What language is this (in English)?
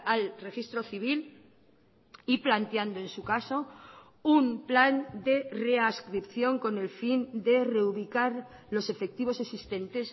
Spanish